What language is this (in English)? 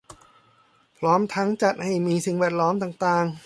Thai